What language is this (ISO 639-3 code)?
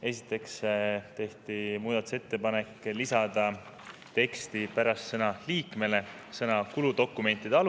est